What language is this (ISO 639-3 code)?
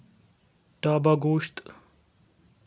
kas